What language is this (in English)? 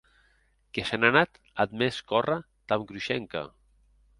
Occitan